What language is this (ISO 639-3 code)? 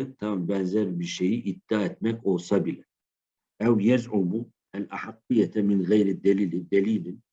tur